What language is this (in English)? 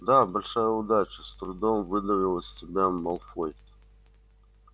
Russian